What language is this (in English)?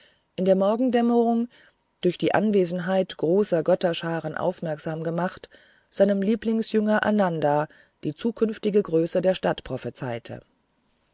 German